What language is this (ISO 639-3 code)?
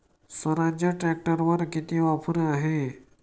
mar